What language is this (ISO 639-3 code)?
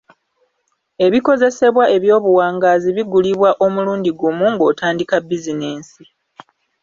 lug